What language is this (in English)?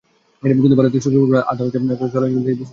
Bangla